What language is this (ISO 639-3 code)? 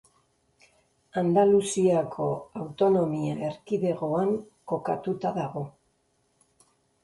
eus